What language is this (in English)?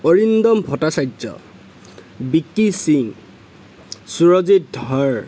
Assamese